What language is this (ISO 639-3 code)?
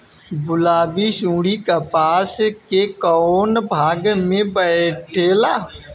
bho